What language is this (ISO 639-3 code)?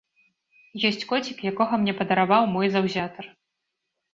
bel